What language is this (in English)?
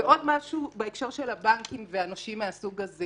Hebrew